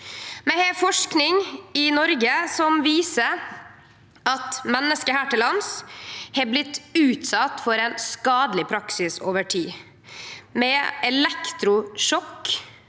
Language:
Norwegian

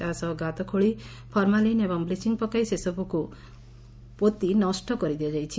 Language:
Odia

